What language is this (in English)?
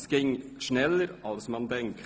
Swiss German